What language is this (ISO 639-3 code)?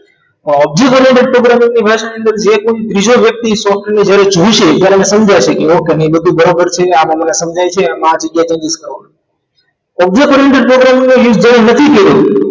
guj